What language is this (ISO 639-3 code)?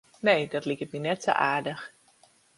fry